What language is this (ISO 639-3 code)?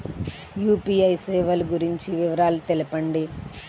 tel